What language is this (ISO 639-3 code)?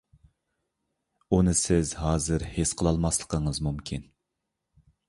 uig